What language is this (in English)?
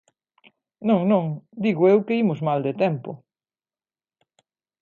Galician